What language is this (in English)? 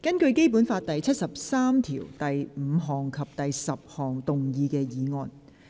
Cantonese